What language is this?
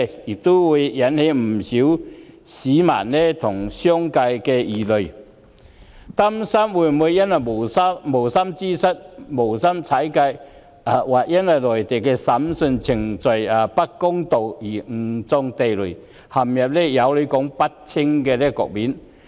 Cantonese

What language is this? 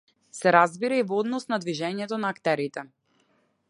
Macedonian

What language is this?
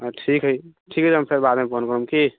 Maithili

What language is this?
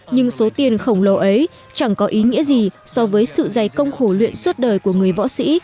Vietnamese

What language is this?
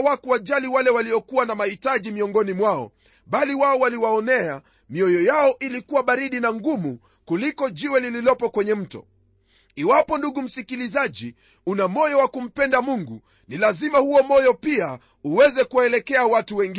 Swahili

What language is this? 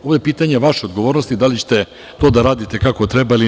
Serbian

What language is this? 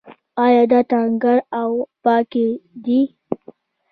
Pashto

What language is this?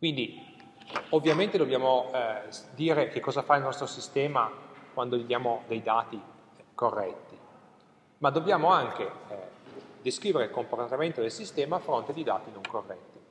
Italian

